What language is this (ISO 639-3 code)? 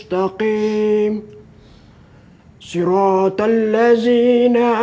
ind